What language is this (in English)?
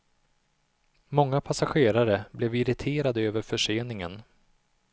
Swedish